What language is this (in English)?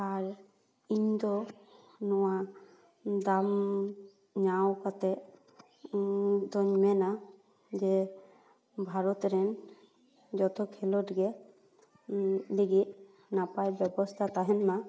Santali